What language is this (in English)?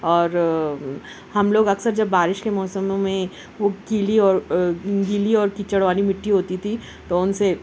Urdu